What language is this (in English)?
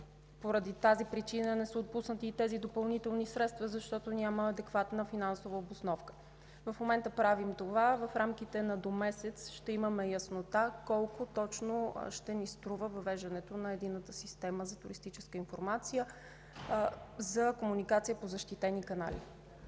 Bulgarian